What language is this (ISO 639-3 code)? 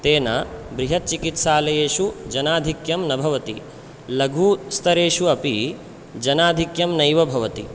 san